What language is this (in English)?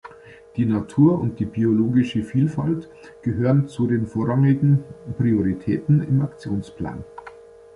German